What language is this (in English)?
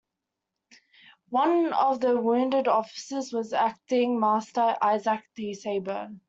English